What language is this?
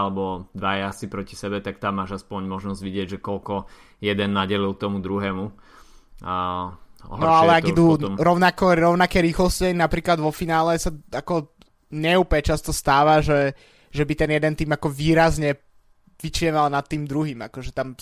Slovak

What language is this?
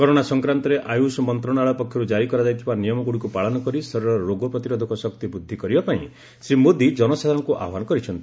Odia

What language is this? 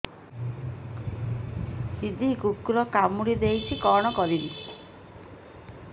Odia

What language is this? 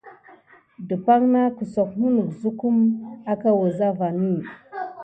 Gidar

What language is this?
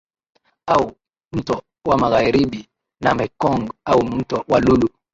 Swahili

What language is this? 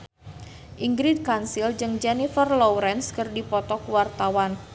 Sundanese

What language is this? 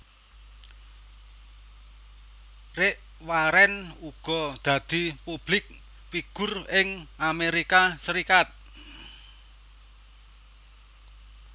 Javanese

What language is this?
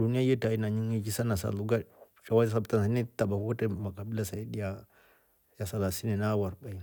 Rombo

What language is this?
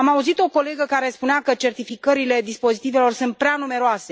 Romanian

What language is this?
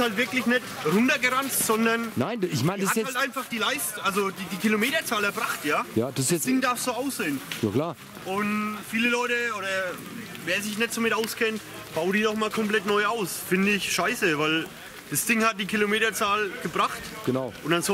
German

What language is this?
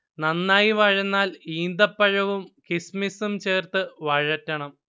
Malayalam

